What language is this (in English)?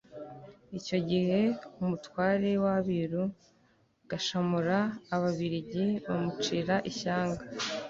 Kinyarwanda